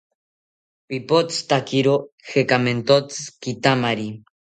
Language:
South Ucayali Ashéninka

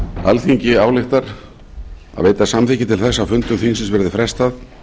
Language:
Icelandic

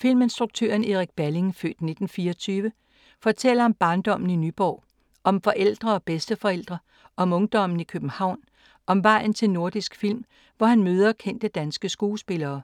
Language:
Danish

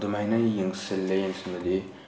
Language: Manipuri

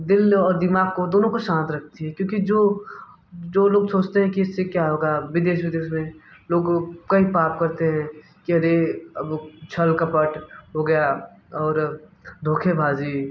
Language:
Hindi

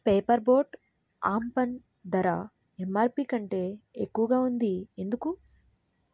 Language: Telugu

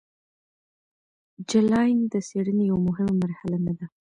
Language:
Pashto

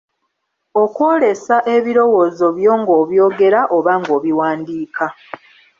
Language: Ganda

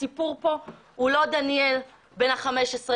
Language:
Hebrew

